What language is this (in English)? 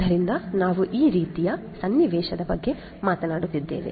Kannada